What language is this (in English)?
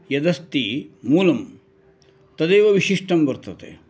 Sanskrit